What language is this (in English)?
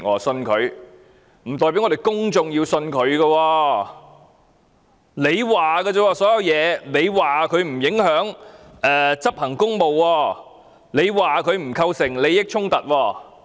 Cantonese